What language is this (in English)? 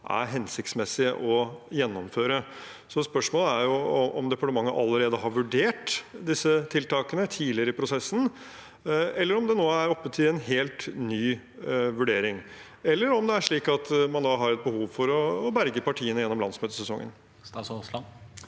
Norwegian